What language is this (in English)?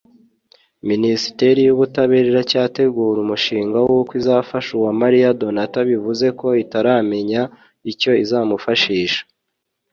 Kinyarwanda